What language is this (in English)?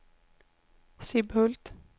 Swedish